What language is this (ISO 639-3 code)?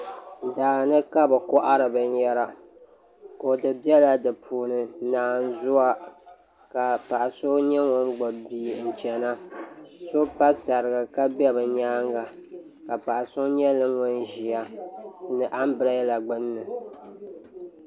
dag